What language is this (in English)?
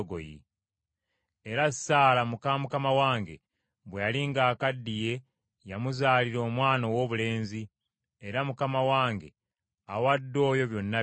Ganda